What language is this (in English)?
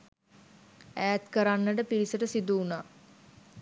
Sinhala